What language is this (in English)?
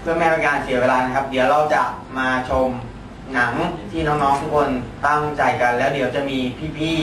Thai